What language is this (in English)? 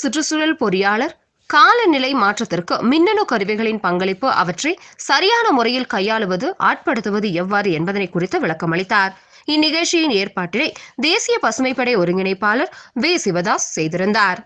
Tamil